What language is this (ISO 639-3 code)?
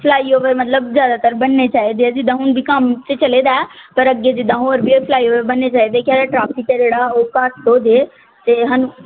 pan